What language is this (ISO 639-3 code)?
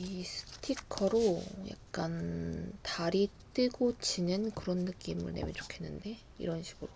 kor